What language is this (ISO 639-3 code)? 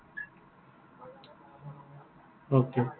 asm